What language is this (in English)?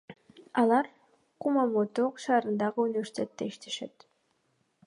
Kyrgyz